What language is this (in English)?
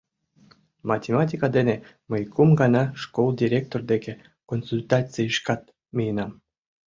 Mari